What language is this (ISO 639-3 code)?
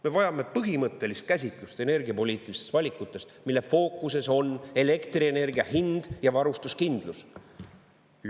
est